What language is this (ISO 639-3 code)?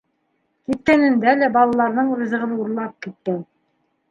bak